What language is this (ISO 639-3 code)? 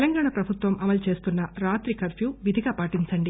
tel